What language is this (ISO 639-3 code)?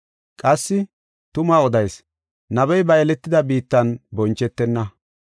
gof